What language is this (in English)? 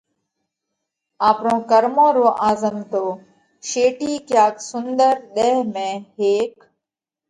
Parkari Koli